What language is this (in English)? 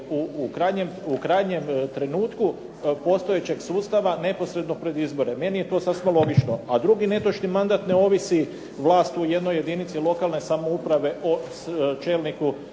Croatian